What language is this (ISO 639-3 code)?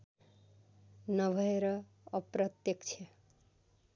nep